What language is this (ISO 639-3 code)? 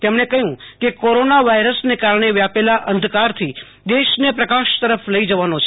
guj